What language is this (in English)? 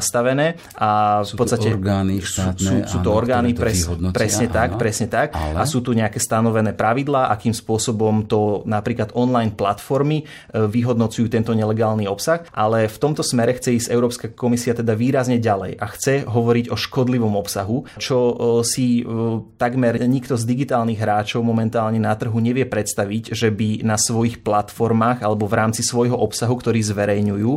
Slovak